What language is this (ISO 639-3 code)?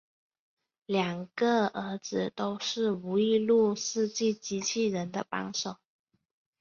zho